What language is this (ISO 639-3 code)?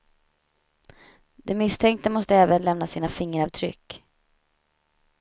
swe